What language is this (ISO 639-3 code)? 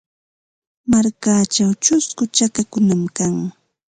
qva